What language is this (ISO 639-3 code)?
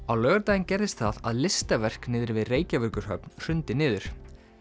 isl